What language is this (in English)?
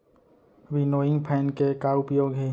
Chhattisgarhi